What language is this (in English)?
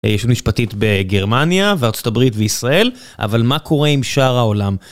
Hebrew